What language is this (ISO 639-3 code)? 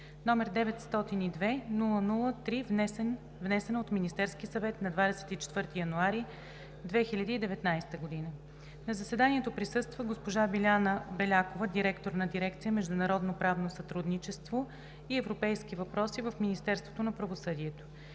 bul